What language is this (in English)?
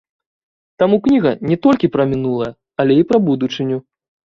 Belarusian